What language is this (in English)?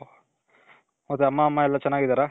Kannada